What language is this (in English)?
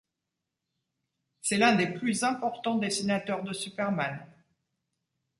French